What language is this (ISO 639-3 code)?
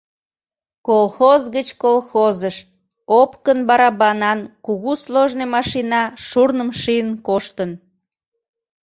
chm